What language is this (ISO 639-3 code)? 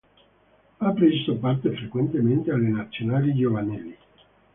ita